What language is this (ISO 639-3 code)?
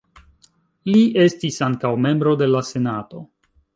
epo